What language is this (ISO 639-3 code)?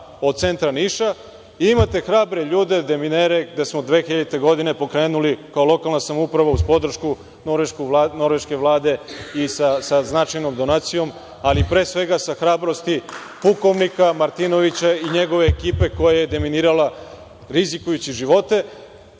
srp